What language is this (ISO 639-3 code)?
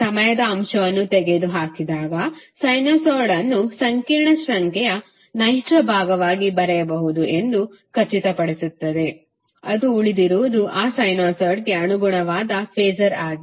kan